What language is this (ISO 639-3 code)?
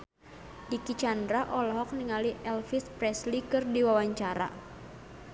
sun